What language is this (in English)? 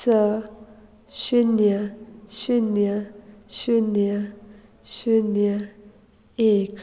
Konkani